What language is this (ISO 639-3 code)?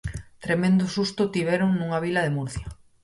glg